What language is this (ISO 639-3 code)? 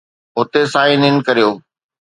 snd